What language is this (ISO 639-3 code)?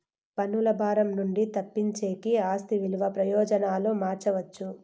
tel